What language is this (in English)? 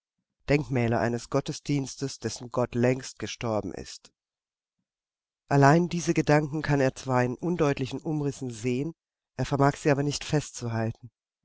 German